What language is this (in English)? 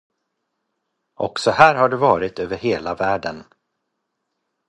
Swedish